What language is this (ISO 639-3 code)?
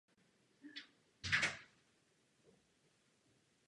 ces